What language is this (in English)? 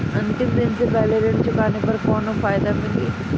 Bhojpuri